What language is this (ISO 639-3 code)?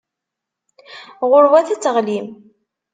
kab